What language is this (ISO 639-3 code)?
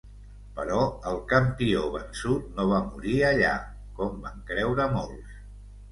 cat